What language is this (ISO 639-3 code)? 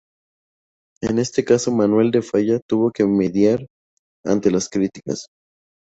spa